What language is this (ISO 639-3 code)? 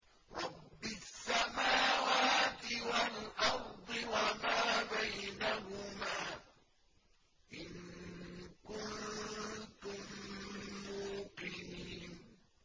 ara